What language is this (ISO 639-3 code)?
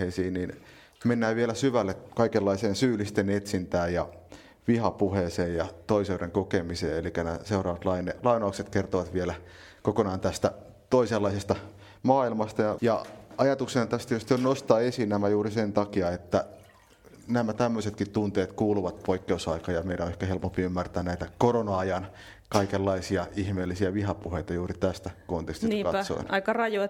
fin